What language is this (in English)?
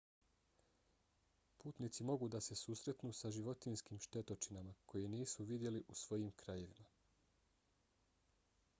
Bosnian